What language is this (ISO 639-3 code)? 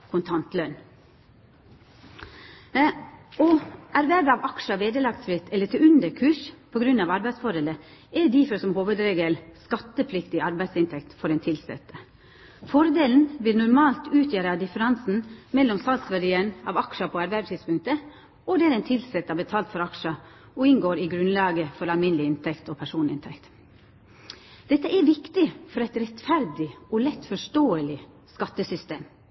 nno